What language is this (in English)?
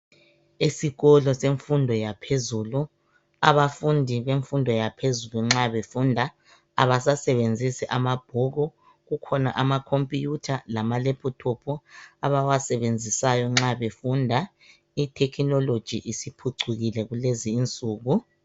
North Ndebele